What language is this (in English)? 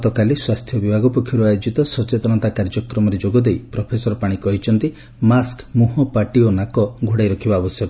Odia